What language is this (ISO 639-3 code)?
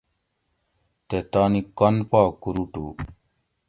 gwc